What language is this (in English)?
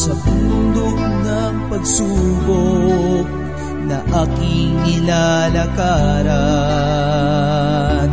Filipino